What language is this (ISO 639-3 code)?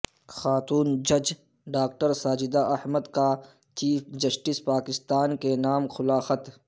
urd